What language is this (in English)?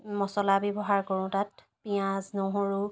Assamese